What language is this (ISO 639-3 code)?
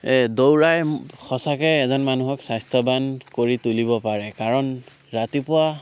asm